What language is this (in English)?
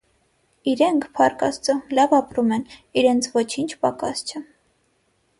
Armenian